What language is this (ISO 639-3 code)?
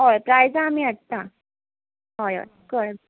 kok